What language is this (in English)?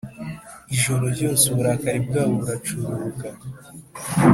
Kinyarwanda